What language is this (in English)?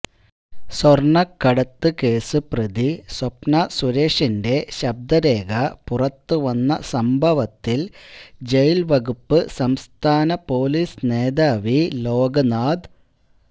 Malayalam